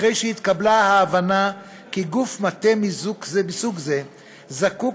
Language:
Hebrew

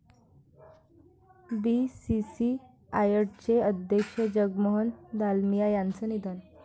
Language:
Marathi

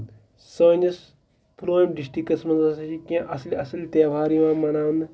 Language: Kashmiri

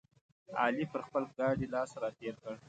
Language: Pashto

